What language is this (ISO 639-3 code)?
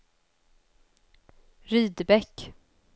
swe